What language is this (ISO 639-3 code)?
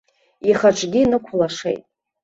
abk